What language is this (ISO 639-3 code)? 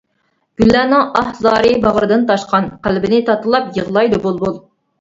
uig